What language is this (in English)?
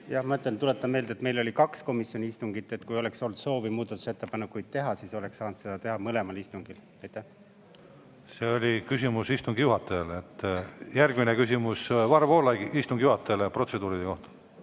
Estonian